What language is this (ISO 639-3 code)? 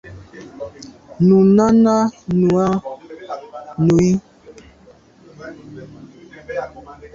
byv